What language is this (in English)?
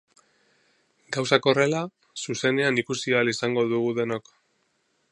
Basque